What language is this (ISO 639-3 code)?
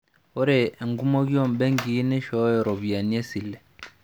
mas